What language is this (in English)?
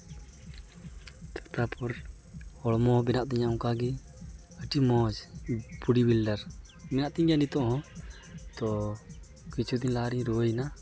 Santali